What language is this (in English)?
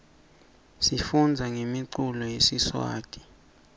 Swati